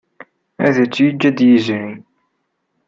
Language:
Kabyle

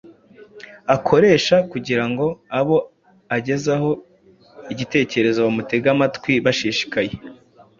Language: Kinyarwanda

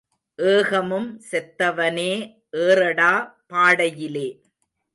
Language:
Tamil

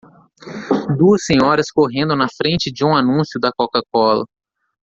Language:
Portuguese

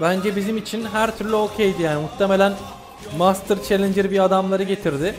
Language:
Turkish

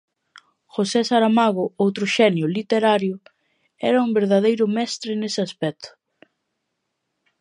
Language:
Galician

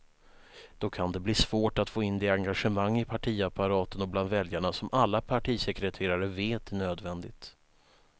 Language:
Swedish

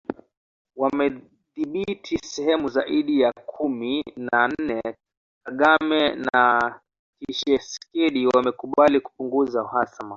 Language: Swahili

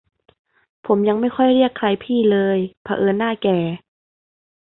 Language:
Thai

